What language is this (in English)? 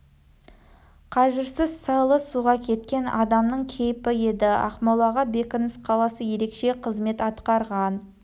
Kazakh